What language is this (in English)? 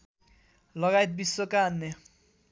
Nepali